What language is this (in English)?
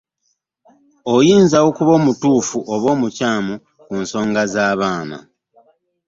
Ganda